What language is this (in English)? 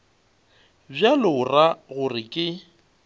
Northern Sotho